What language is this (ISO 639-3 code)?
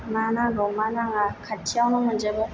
brx